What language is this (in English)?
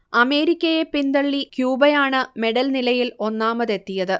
Malayalam